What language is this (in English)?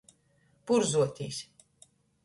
Latgalian